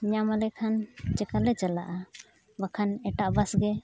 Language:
Santali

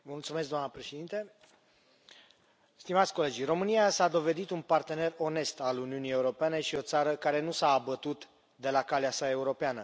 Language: Romanian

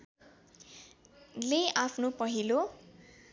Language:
Nepali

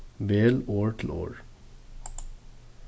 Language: Faroese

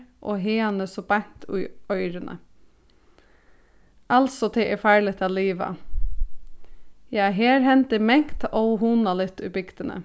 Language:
Faroese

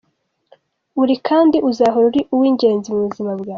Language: Kinyarwanda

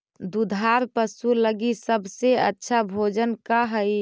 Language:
Magahi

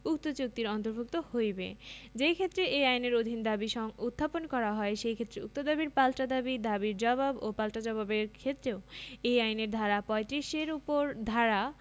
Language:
Bangla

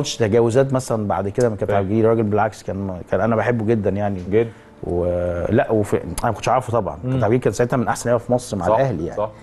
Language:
Arabic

